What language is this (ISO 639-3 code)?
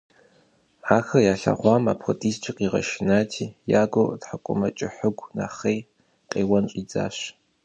kbd